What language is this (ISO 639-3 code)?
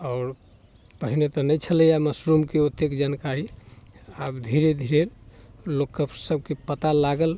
mai